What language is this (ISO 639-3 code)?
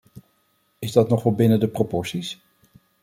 nld